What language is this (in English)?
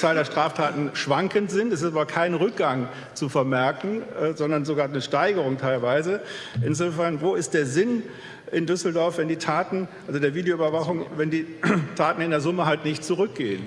German